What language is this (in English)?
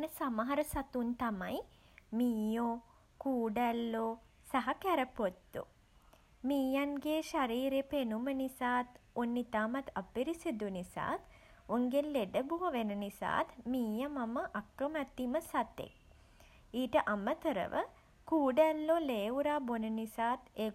Sinhala